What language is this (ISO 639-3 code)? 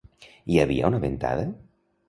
cat